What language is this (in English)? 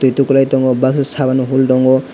Kok Borok